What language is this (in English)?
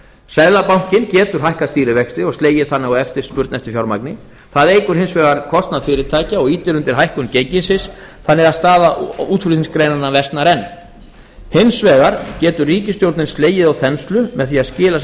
Icelandic